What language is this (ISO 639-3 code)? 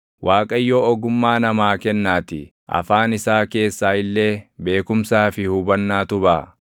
orm